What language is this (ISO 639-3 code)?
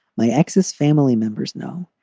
eng